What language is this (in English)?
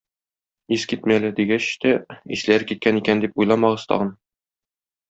Tatar